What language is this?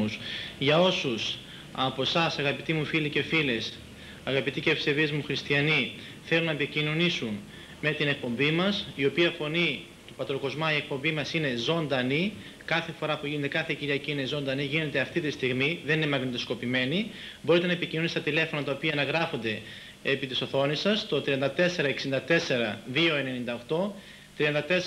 Greek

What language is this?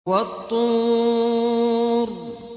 Arabic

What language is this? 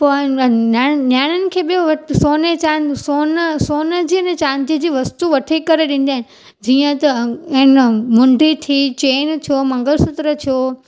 Sindhi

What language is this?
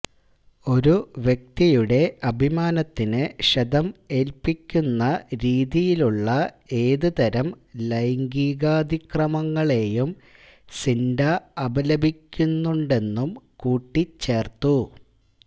Malayalam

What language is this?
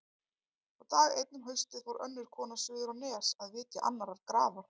Icelandic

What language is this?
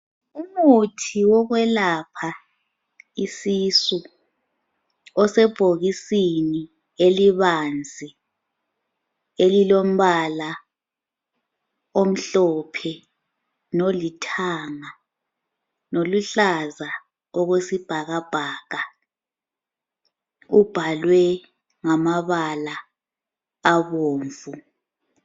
North Ndebele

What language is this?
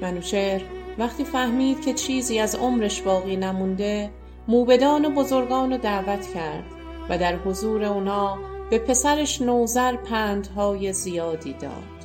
Persian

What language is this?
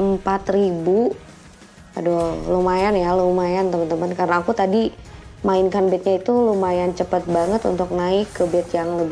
Indonesian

